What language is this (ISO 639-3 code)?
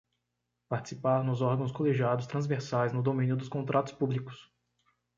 por